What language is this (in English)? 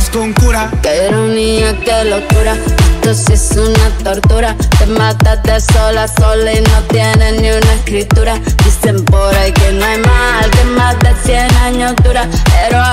Spanish